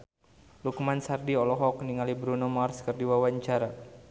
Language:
Sundanese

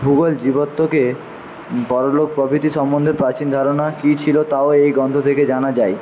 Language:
Bangla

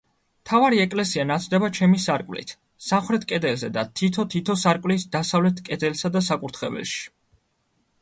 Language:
Georgian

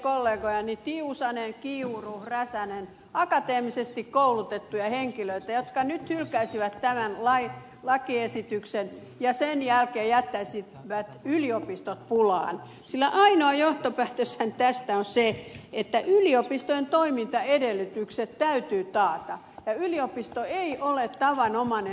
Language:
Finnish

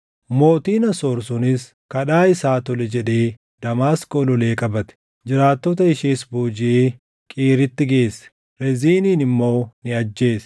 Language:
Oromo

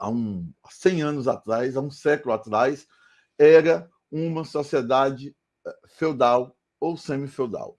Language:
Portuguese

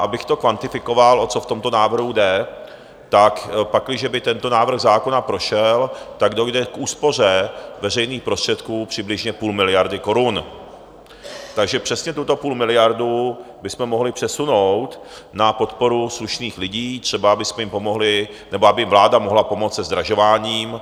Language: Czech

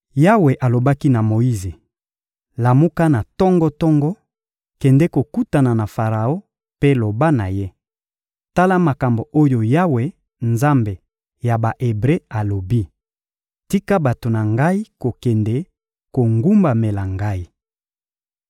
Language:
Lingala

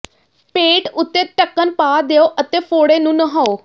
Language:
Punjabi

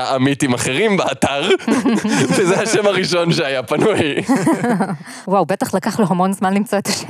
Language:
Hebrew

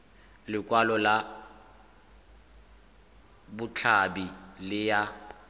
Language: Tswana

